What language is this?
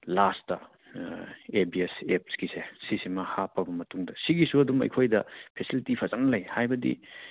Manipuri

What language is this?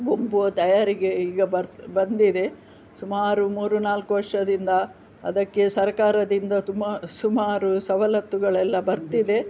Kannada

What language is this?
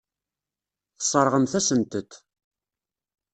Kabyle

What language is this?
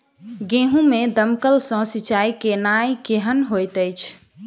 Maithili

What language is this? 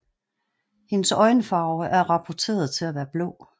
Danish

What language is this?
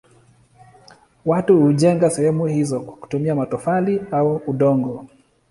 Swahili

